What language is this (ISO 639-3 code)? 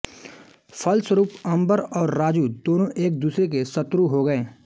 hin